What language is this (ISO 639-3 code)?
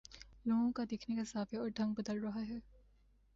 urd